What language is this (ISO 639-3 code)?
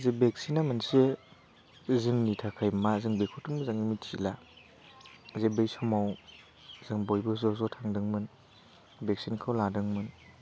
brx